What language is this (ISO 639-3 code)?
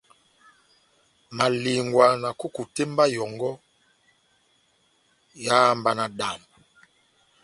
bnm